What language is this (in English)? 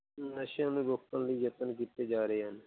Punjabi